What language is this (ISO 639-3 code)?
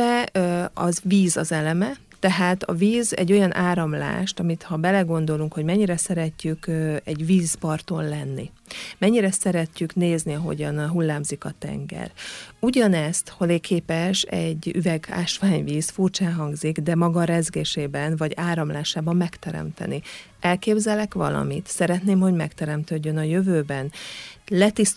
hun